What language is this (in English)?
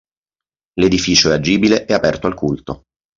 Italian